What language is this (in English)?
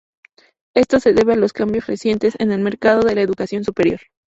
Spanish